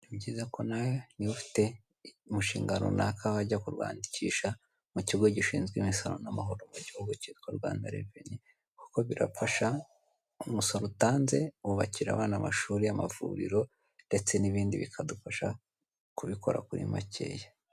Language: Kinyarwanda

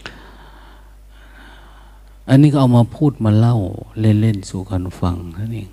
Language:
Thai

